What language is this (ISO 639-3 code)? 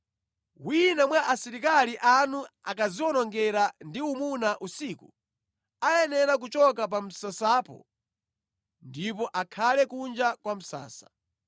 nya